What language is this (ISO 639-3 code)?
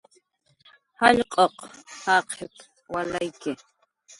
jqr